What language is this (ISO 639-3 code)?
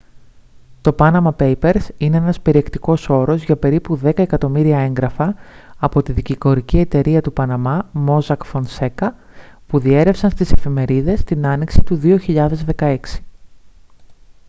ell